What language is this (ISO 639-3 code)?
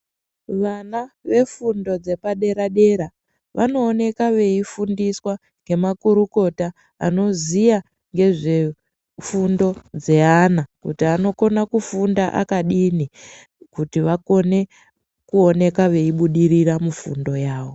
ndc